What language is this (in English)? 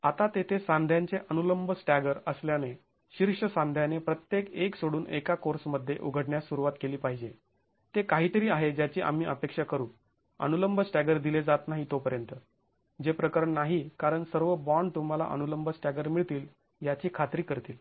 Marathi